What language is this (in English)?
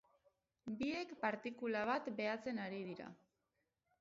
Basque